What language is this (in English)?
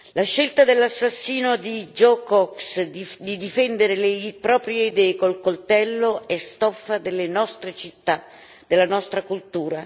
Italian